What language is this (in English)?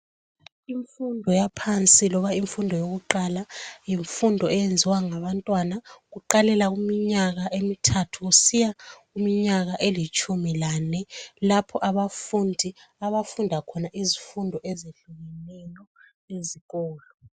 North Ndebele